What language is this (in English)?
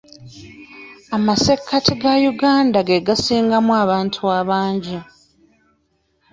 Ganda